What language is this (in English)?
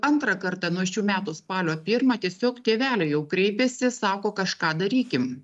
Lithuanian